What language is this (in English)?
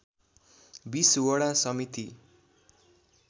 Nepali